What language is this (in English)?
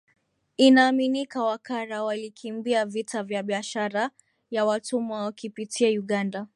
Swahili